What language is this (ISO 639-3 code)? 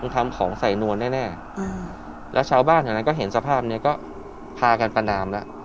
tha